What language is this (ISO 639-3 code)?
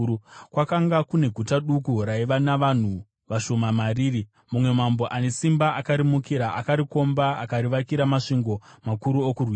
sna